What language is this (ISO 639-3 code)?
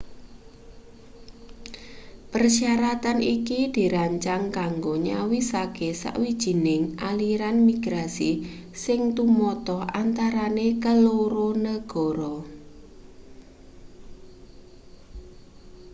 jav